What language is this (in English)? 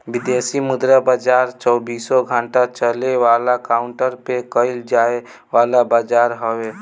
Bhojpuri